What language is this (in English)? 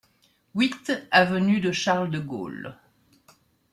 French